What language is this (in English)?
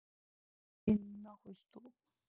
Russian